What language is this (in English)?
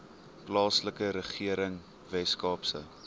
Afrikaans